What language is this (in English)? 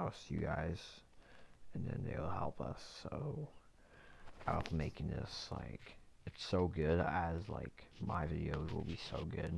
English